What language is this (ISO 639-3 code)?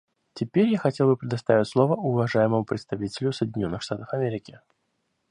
rus